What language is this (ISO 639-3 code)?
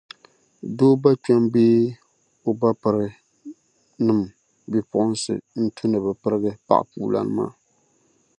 dag